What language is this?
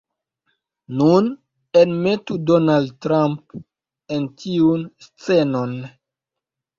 Esperanto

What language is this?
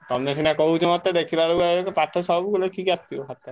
Odia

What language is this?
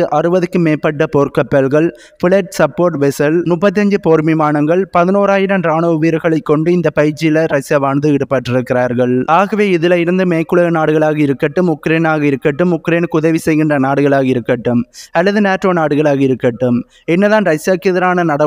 Tamil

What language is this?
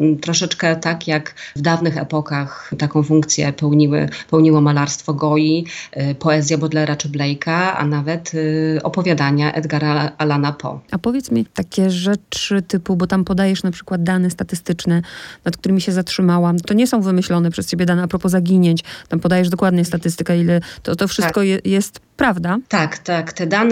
Polish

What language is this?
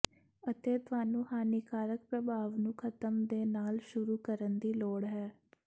Punjabi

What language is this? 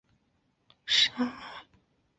Chinese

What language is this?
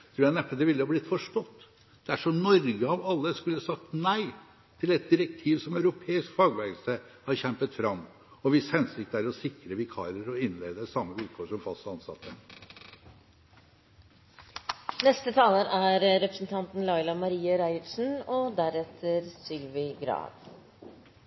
Norwegian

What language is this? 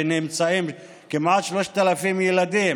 Hebrew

